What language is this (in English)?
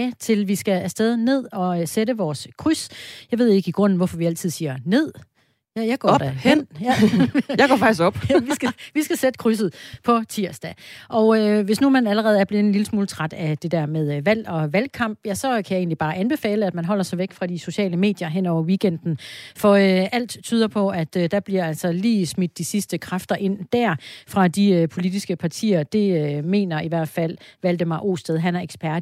Danish